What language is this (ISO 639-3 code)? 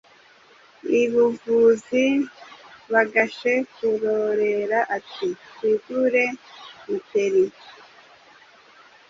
kin